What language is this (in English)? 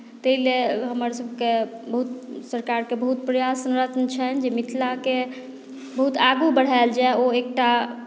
Maithili